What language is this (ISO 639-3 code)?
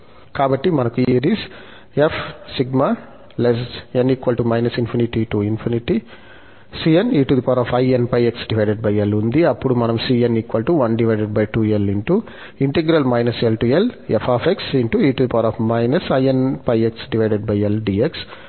tel